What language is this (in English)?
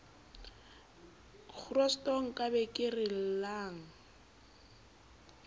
Southern Sotho